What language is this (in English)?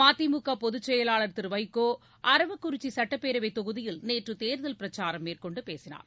Tamil